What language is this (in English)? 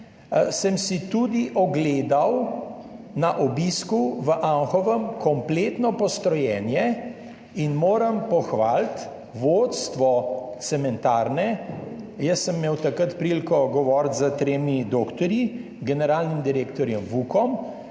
Slovenian